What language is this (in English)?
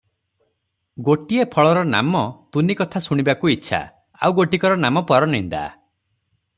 Odia